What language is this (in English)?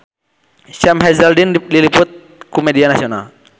Sundanese